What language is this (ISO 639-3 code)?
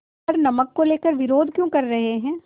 hin